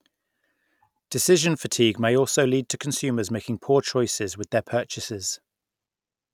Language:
English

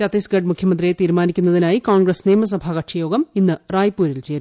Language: Malayalam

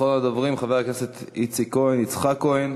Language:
Hebrew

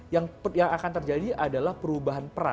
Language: Indonesian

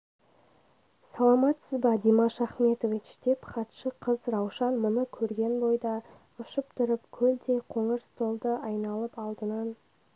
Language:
Kazakh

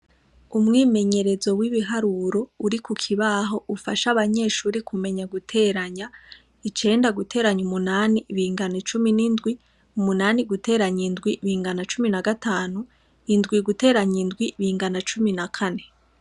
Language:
Rundi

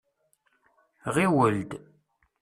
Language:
Kabyle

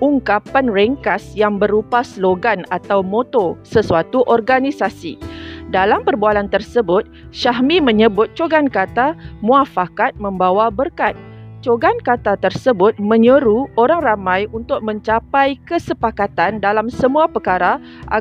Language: Malay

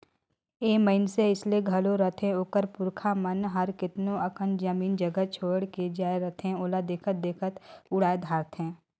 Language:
Chhattisgarhi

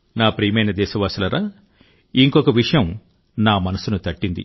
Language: Telugu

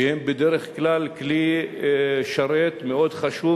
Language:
Hebrew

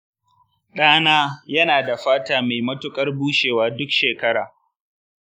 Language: Hausa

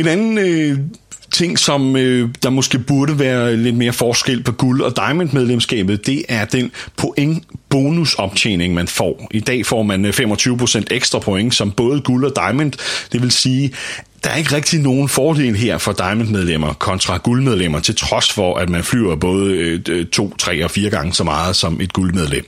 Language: Danish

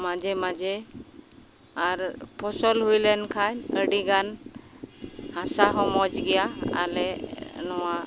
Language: Santali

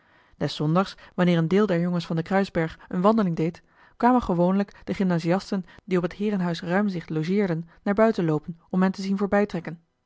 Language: Dutch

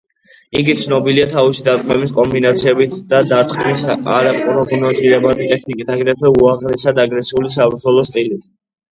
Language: Georgian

